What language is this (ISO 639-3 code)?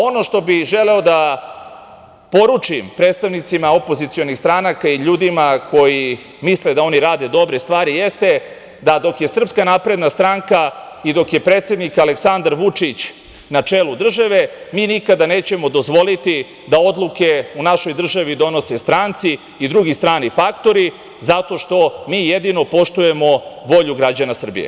srp